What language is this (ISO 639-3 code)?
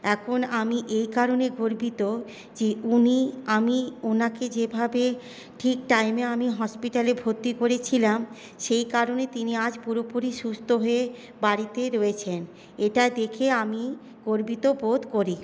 ben